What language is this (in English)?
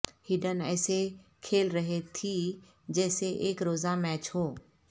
Urdu